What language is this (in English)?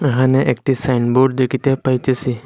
Bangla